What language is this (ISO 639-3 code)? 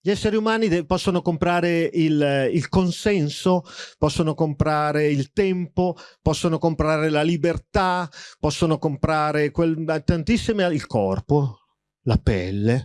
ita